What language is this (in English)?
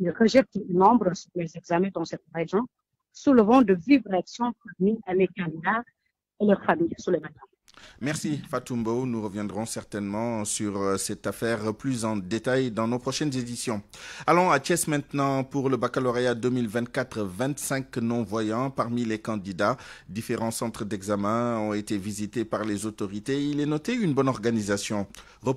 French